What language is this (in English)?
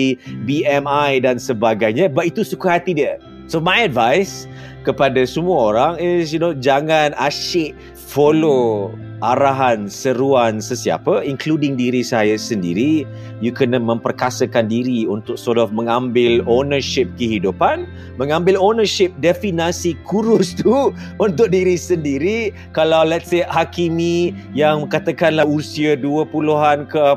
Malay